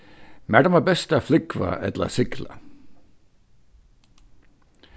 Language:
Faroese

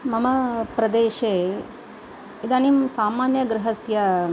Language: Sanskrit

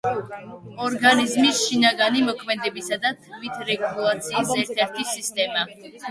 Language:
Georgian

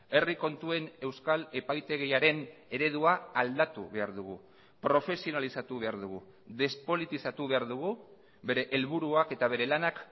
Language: Basque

